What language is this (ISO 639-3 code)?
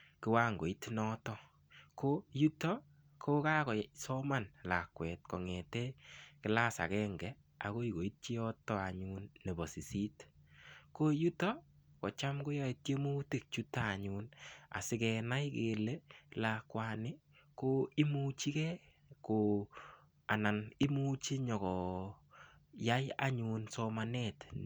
kln